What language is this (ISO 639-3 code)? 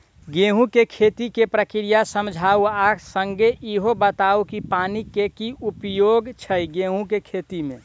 mai